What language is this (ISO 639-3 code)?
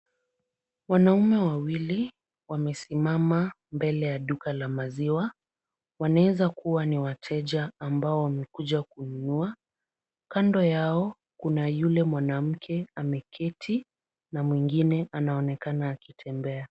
swa